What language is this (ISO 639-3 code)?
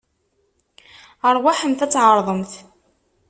kab